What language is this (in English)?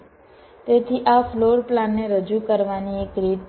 Gujarati